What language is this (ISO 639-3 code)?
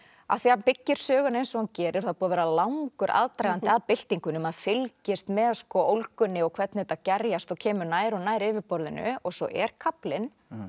isl